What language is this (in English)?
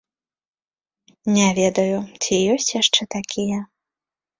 Belarusian